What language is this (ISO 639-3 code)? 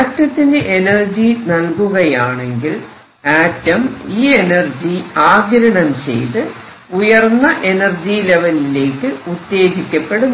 mal